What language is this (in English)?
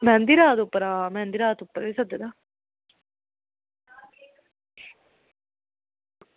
Dogri